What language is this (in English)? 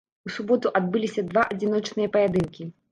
Belarusian